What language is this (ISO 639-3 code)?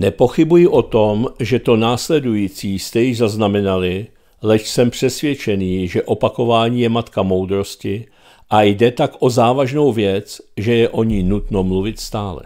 ces